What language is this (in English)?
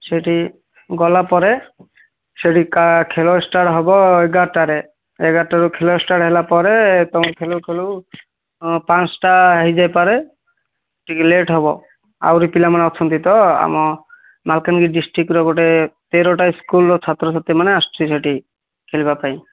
Odia